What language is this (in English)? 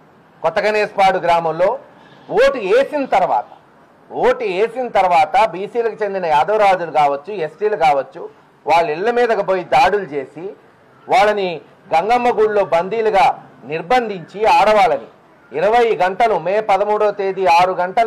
Telugu